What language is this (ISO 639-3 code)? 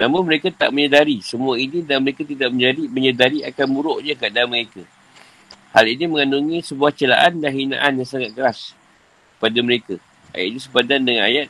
msa